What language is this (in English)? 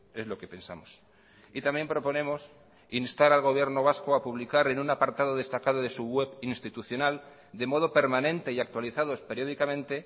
Spanish